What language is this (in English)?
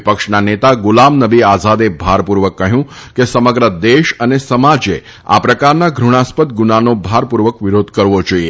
Gujarati